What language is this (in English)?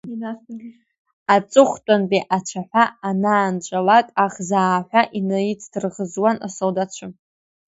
Abkhazian